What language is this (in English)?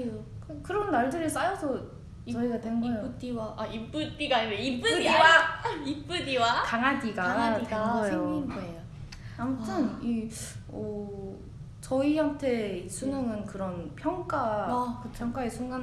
Korean